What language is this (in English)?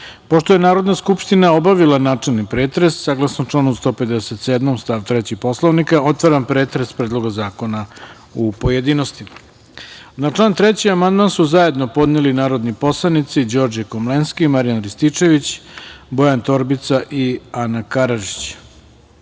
Serbian